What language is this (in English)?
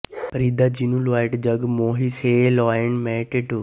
Punjabi